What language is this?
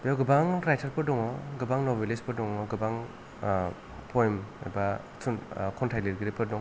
Bodo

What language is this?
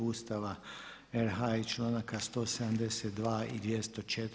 Croatian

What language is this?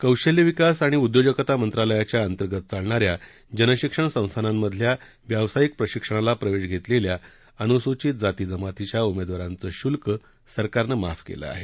Marathi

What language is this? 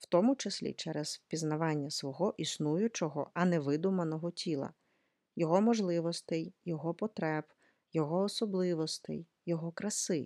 Ukrainian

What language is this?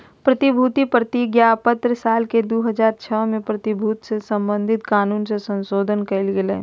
Magahi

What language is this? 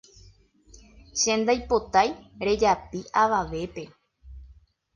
Guarani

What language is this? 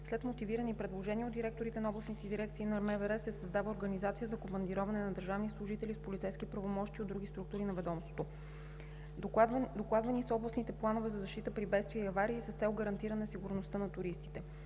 Bulgarian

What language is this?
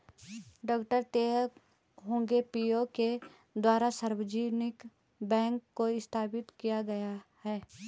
Hindi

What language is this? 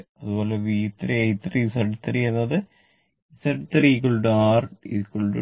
Malayalam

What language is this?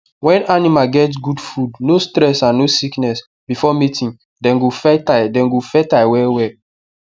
Nigerian Pidgin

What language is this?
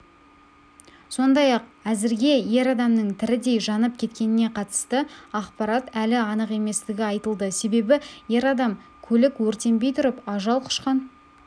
Kazakh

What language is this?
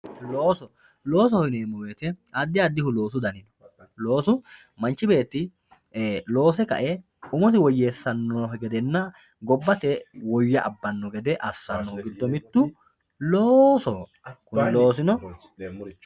Sidamo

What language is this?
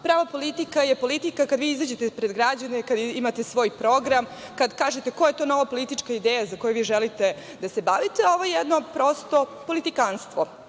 Serbian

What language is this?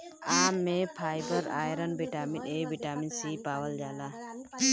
Bhojpuri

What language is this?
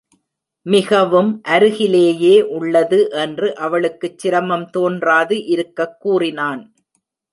Tamil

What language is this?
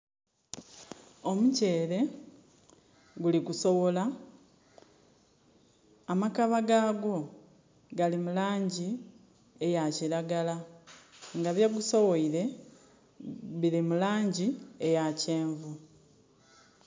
Soga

